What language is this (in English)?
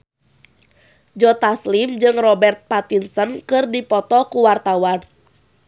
Sundanese